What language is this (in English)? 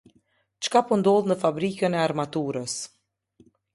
Albanian